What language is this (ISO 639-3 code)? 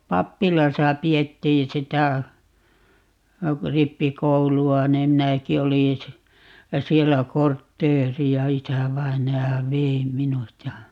fin